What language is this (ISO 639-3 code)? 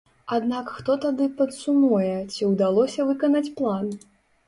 bel